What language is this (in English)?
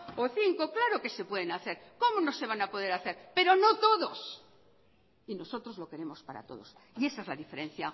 Spanish